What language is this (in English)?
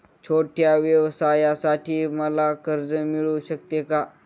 Marathi